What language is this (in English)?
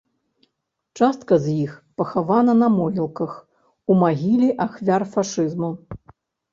Belarusian